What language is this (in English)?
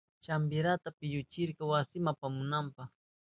Southern Pastaza Quechua